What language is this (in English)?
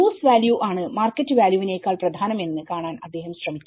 Malayalam